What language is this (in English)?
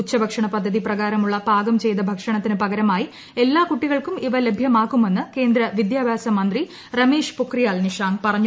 Malayalam